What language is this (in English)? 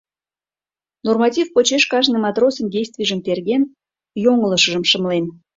Mari